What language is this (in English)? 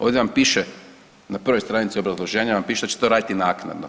Croatian